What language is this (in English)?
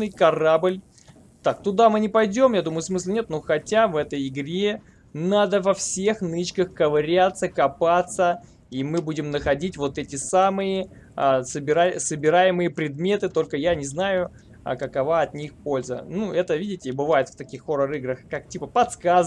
Russian